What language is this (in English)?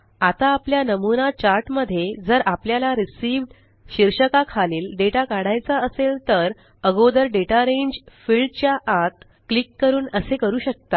Marathi